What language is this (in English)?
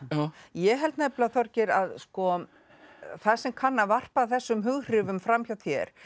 Icelandic